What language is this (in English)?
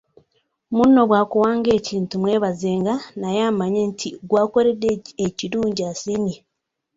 Ganda